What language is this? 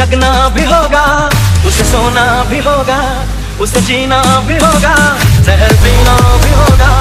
Hindi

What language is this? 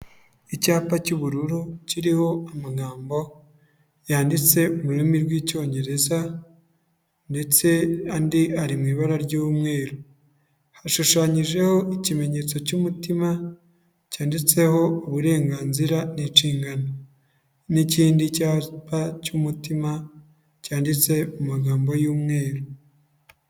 Kinyarwanda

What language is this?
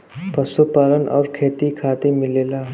Bhojpuri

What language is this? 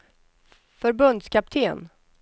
Swedish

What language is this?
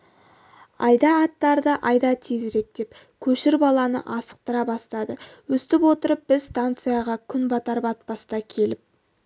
Kazakh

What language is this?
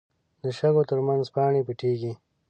Pashto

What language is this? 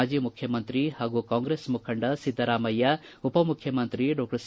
Kannada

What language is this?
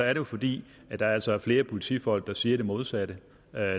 Danish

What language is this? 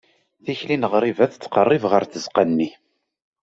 Kabyle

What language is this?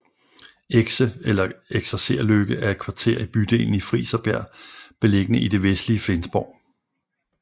Danish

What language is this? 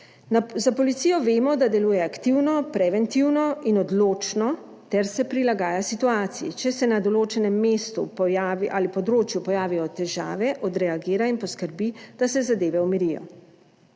Slovenian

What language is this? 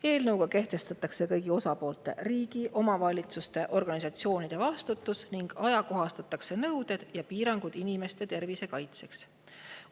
Estonian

